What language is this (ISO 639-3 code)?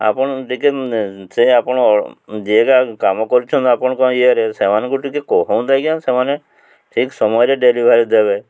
ori